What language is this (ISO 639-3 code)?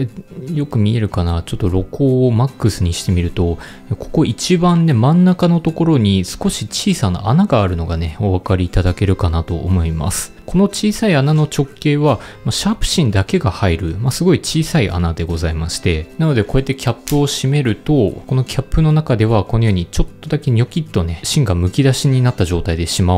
jpn